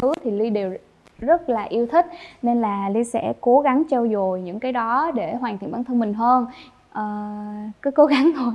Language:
Vietnamese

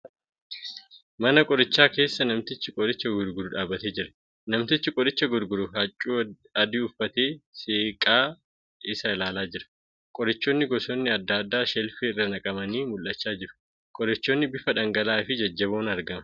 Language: Oromo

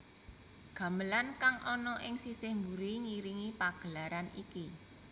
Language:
Javanese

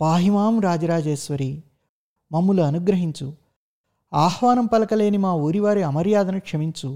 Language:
Telugu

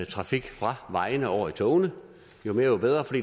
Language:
Danish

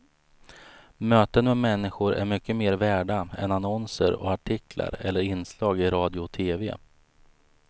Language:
Swedish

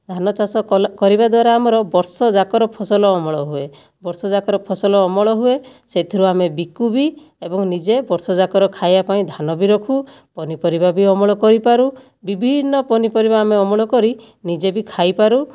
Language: Odia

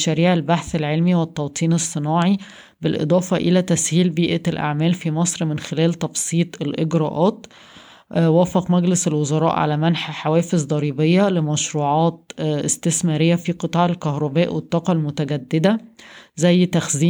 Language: Arabic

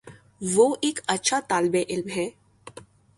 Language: Urdu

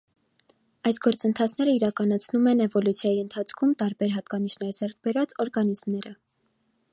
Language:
Armenian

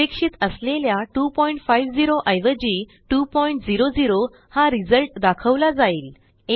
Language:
Marathi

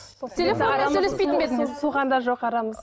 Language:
Kazakh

